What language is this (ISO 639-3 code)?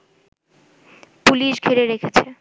ben